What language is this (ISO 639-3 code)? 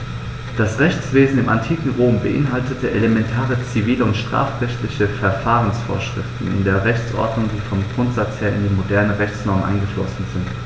deu